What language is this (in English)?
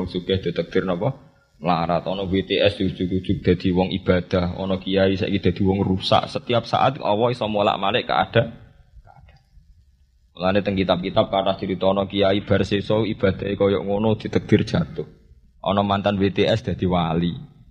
Indonesian